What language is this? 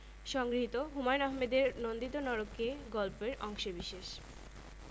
Bangla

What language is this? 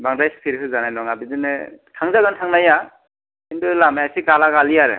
Bodo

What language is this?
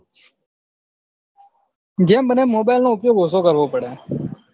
Gujarati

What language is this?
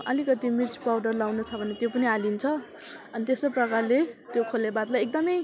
Nepali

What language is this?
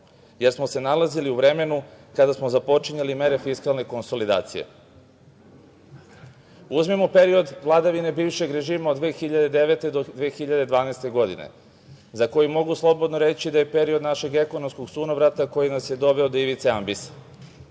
Serbian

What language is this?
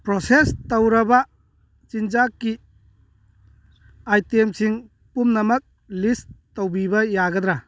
Manipuri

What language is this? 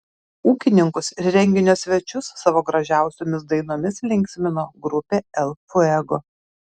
Lithuanian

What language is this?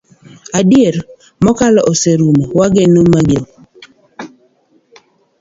Luo (Kenya and Tanzania)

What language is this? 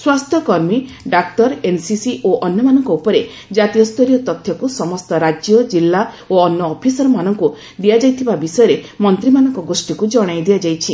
Odia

